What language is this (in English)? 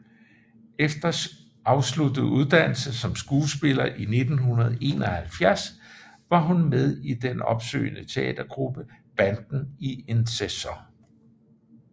Danish